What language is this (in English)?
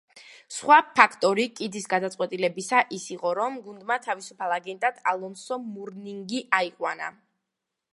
Georgian